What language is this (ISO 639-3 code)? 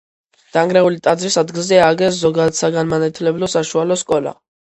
kat